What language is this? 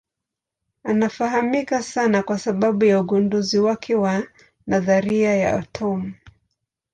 Swahili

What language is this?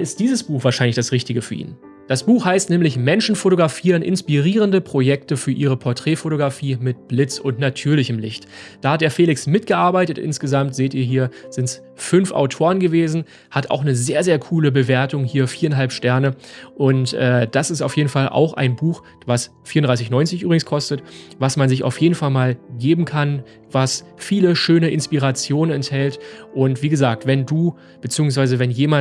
German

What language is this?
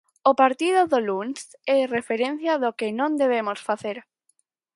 Galician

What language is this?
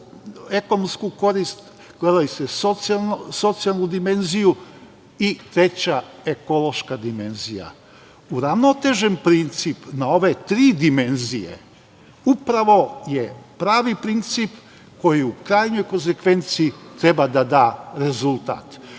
Serbian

